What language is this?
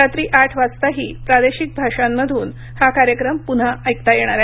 Marathi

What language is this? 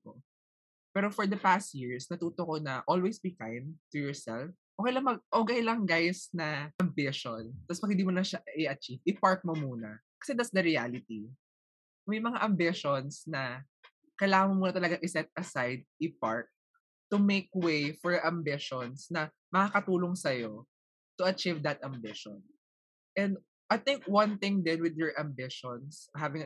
Filipino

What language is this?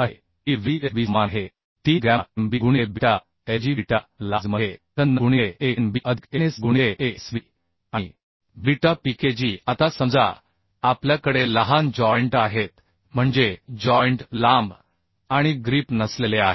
Marathi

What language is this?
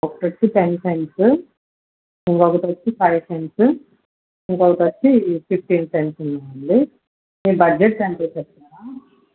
Telugu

